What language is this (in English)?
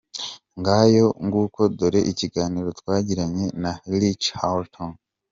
Kinyarwanda